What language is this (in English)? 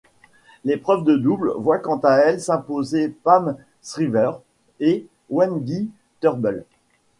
French